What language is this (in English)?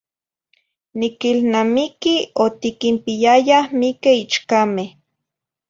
Zacatlán-Ahuacatlán-Tepetzintla Nahuatl